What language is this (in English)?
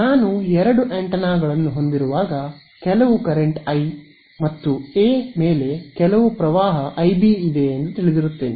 Kannada